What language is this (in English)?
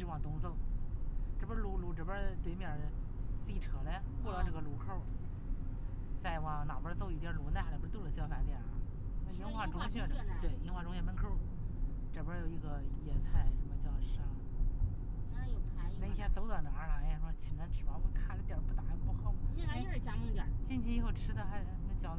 Chinese